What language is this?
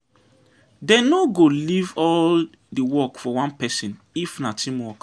Nigerian Pidgin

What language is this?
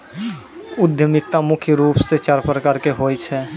Maithili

